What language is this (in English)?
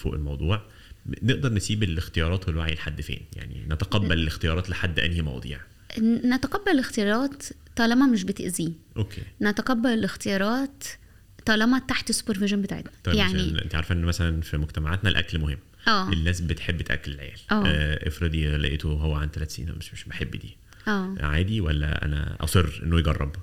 Arabic